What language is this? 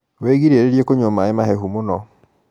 Kikuyu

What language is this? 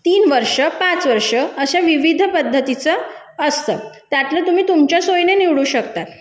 Marathi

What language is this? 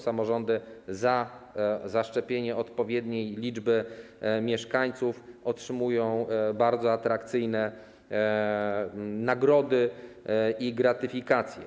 Polish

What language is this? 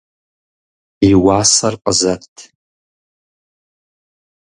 Kabardian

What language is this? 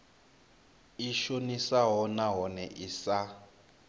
Venda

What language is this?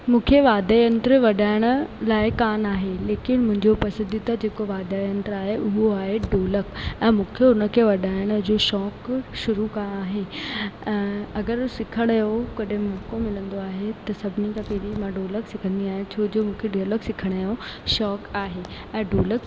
Sindhi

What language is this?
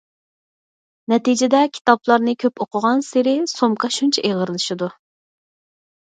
Uyghur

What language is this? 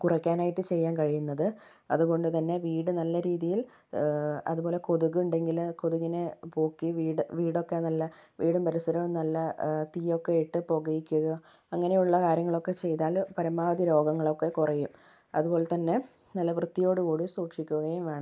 Malayalam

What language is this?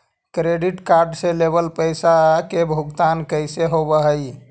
Magahi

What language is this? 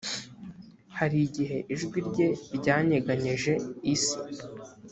Kinyarwanda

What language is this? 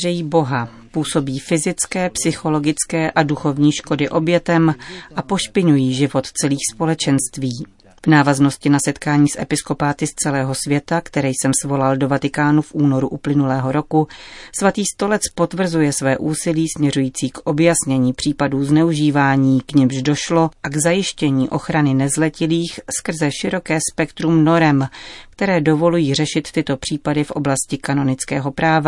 Czech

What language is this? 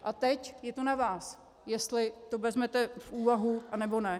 Czech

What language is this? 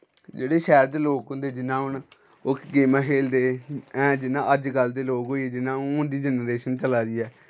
Dogri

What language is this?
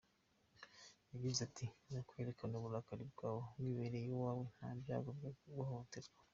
Kinyarwanda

